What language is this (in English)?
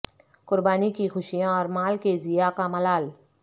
Urdu